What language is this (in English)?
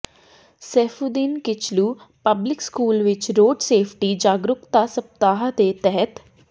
Punjabi